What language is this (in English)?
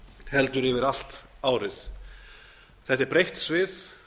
Icelandic